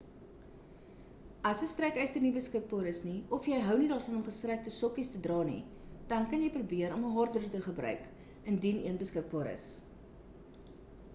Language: Afrikaans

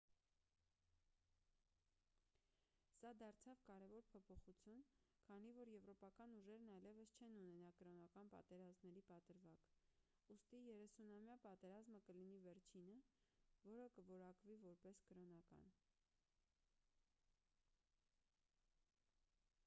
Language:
Armenian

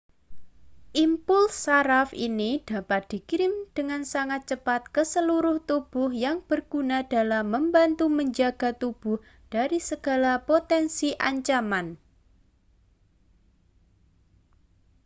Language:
Indonesian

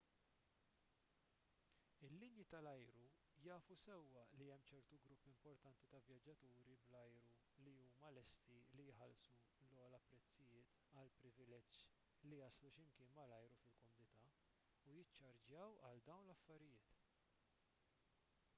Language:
Maltese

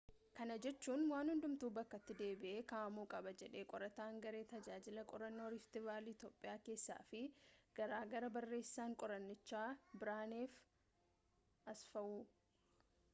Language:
Oromo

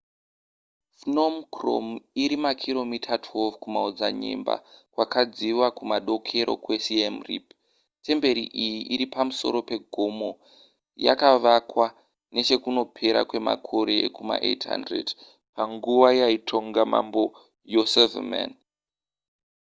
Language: Shona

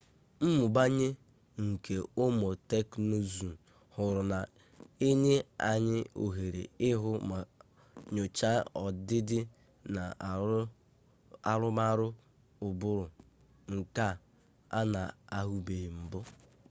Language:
Igbo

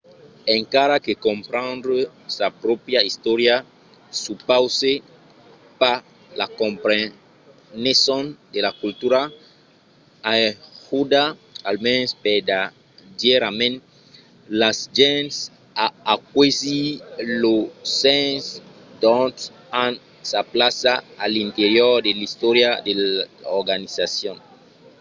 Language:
Occitan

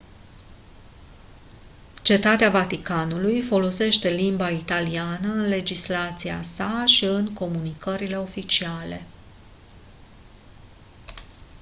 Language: Romanian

